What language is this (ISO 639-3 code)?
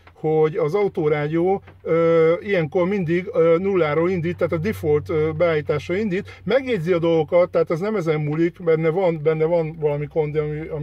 hun